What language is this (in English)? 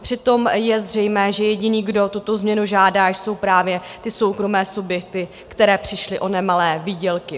Czech